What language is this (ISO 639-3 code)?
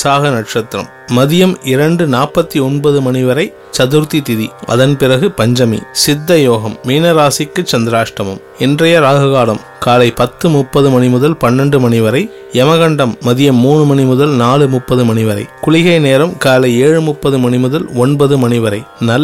tam